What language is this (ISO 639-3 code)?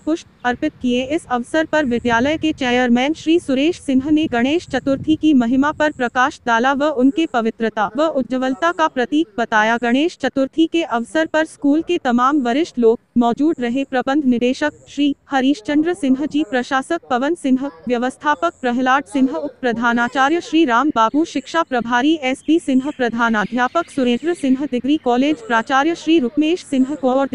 hin